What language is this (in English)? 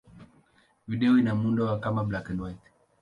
Swahili